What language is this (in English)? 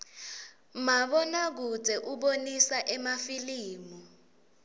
Swati